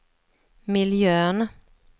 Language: Swedish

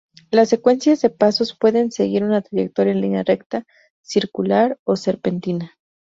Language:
Spanish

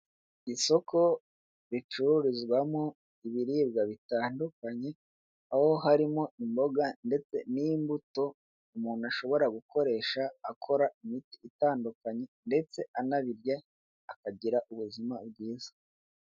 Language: Kinyarwanda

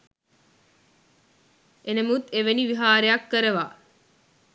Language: Sinhala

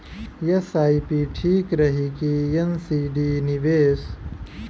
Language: Bhojpuri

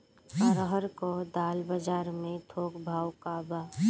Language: Bhojpuri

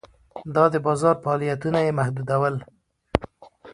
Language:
Pashto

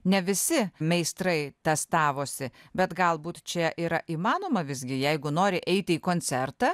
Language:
Lithuanian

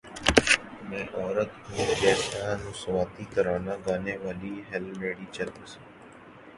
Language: Urdu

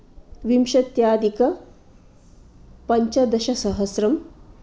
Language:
Sanskrit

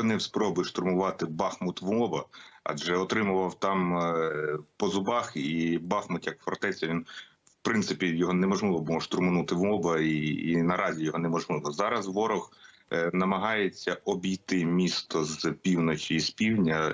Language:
Ukrainian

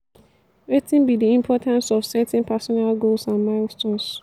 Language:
Nigerian Pidgin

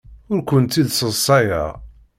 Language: Kabyle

